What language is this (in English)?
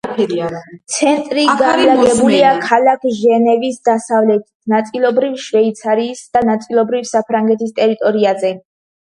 Georgian